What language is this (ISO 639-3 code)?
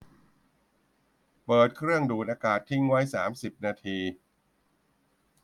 tha